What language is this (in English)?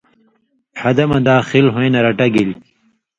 Indus Kohistani